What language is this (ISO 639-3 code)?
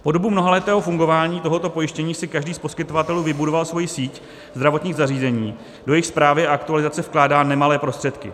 ces